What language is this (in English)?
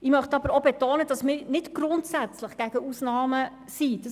Swiss German